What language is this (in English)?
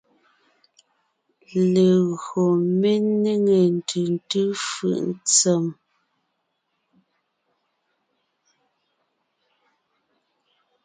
Ngiemboon